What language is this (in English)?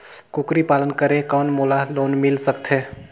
Chhattisgarhi